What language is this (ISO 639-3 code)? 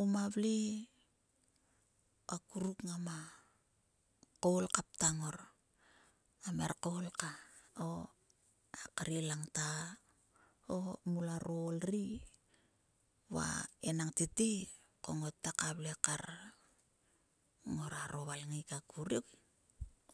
sua